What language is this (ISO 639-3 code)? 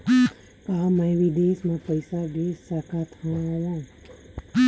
hne